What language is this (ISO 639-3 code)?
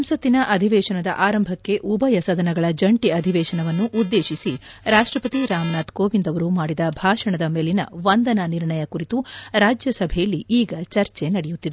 kan